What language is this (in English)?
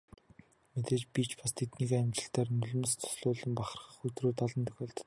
Mongolian